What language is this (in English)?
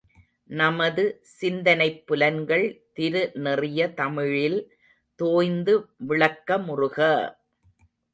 Tamil